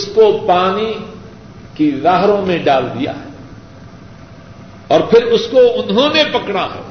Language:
Urdu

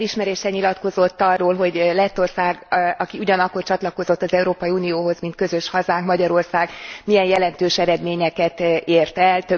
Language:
Hungarian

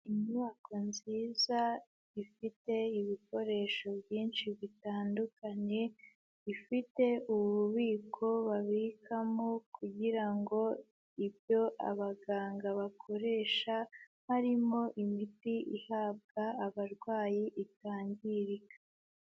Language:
Kinyarwanda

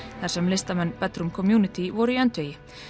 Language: Icelandic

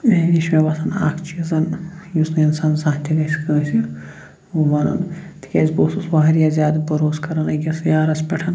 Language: Kashmiri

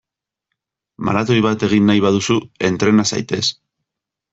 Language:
Basque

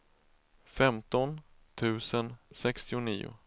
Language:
Swedish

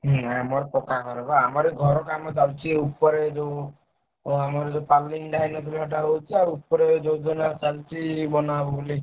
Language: Odia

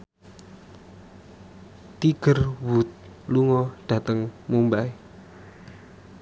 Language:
Javanese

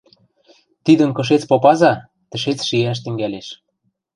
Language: Western Mari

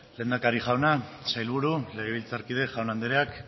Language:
Basque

